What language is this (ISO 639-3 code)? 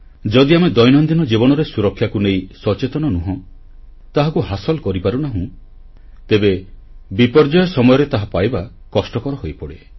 ori